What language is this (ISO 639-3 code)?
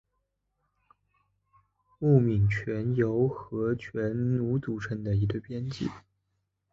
zho